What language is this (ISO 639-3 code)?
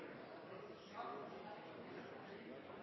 nno